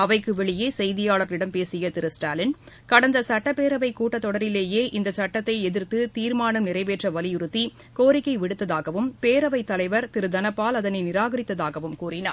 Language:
Tamil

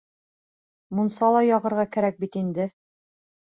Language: Bashkir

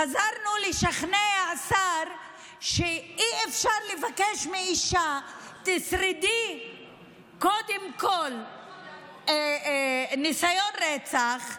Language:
Hebrew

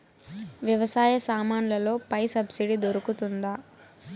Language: Telugu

